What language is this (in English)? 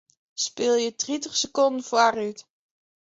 Western Frisian